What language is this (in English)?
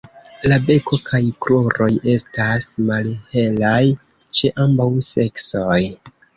Esperanto